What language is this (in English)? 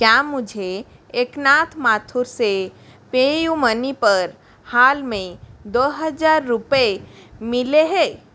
Hindi